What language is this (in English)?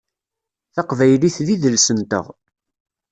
Kabyle